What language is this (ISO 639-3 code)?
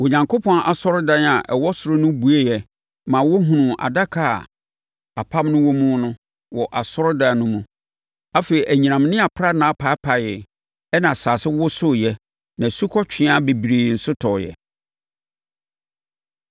aka